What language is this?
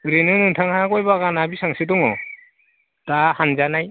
Bodo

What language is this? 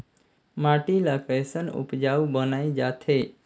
Chhattisgarhi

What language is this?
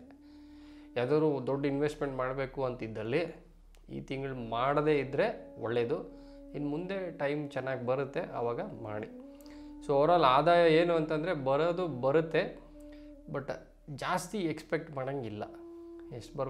Hindi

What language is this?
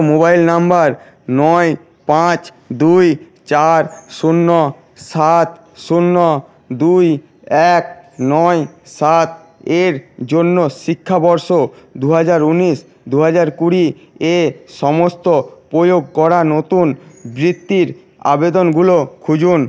Bangla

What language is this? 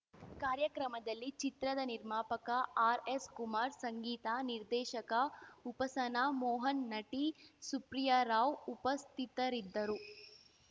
Kannada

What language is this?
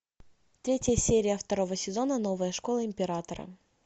Russian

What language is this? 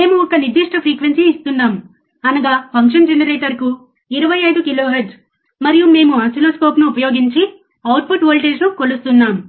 Telugu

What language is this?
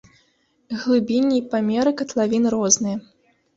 Belarusian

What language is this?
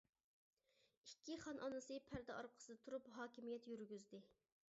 Uyghur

